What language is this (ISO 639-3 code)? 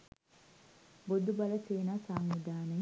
sin